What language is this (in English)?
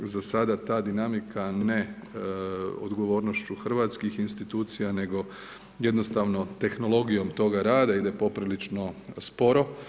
Croatian